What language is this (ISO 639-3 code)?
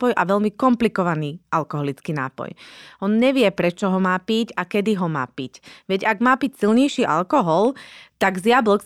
slk